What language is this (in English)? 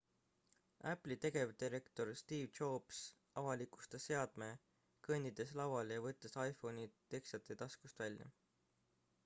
Estonian